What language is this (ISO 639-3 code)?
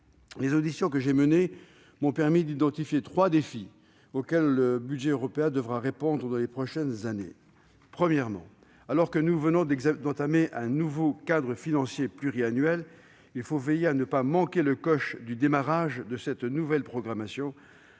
fra